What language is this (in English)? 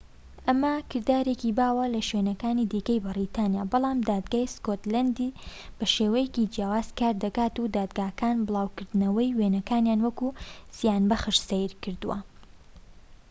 Central Kurdish